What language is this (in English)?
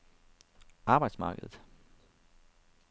Danish